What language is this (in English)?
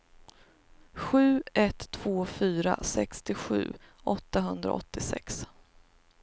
Swedish